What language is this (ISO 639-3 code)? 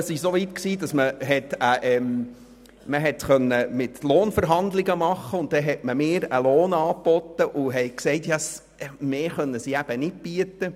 gsw